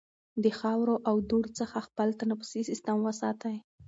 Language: Pashto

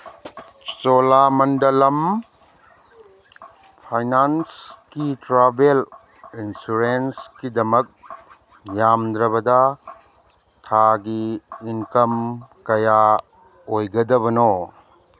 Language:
Manipuri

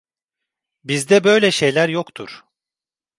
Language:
Turkish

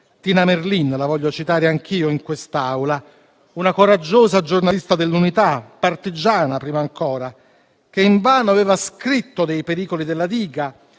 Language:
Italian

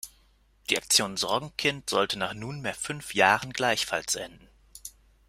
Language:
German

